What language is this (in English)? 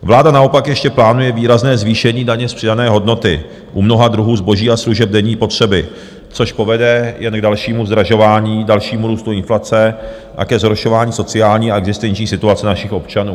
Czech